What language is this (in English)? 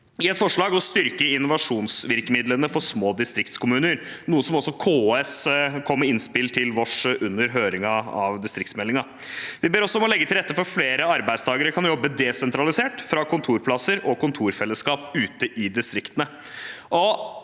Norwegian